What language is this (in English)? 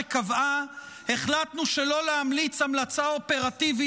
Hebrew